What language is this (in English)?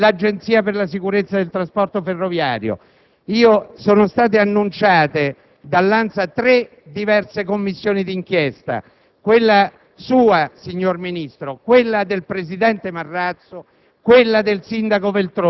Italian